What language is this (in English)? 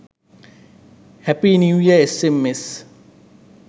Sinhala